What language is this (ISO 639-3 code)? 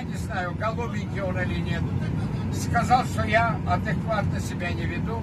rus